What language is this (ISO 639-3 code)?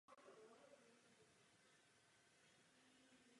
ces